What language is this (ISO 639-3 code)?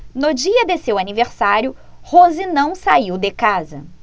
por